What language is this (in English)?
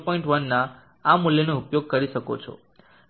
Gujarati